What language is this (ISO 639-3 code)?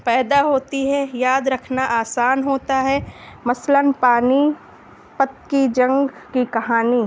urd